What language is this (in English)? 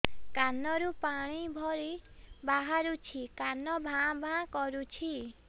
Odia